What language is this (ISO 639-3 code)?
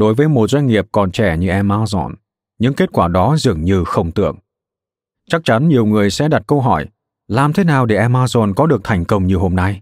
vie